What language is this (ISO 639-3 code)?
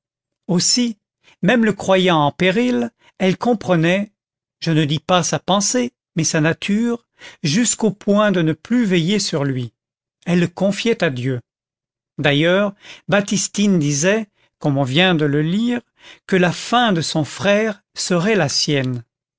fra